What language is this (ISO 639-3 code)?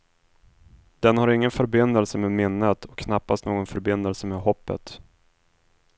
swe